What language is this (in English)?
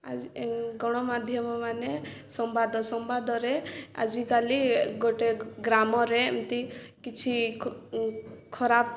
Odia